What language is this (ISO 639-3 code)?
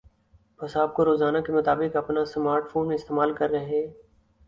urd